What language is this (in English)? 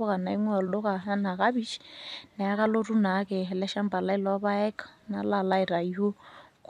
Masai